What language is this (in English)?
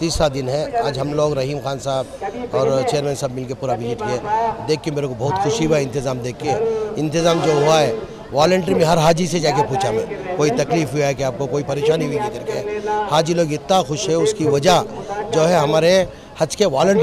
Arabic